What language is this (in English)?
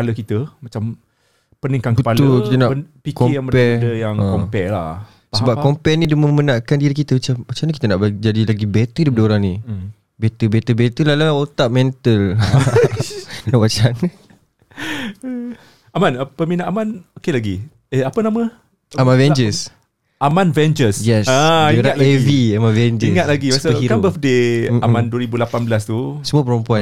Malay